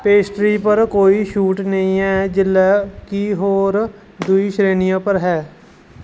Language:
Dogri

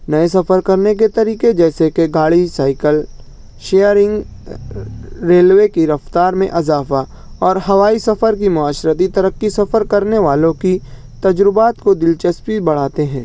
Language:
Urdu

